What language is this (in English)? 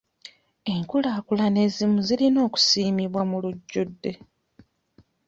Ganda